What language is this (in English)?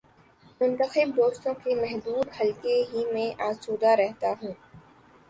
Urdu